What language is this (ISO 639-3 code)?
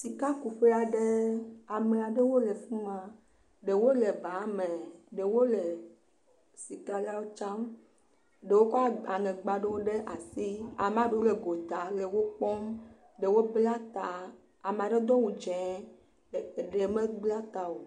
ewe